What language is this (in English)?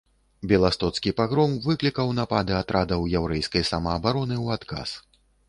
Belarusian